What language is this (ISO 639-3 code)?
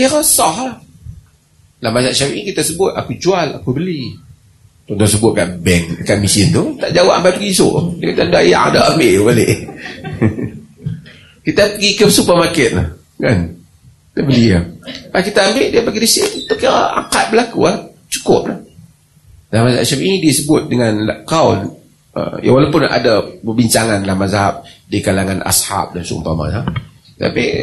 msa